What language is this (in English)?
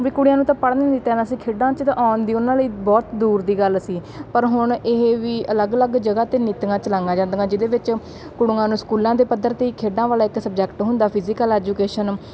Punjabi